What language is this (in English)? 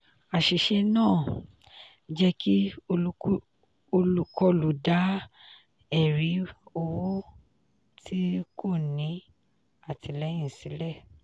Yoruba